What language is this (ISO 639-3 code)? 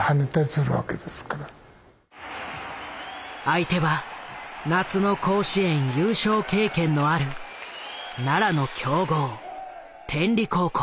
jpn